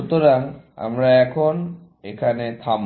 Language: Bangla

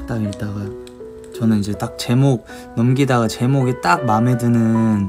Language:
Korean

